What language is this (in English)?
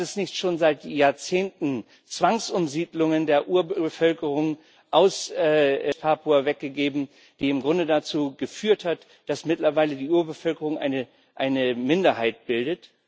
German